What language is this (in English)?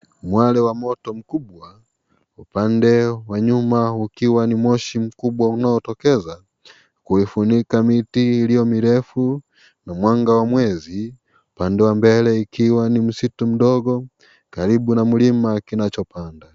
Swahili